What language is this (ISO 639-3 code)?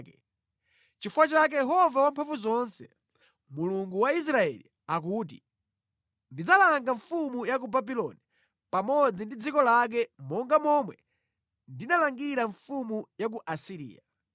nya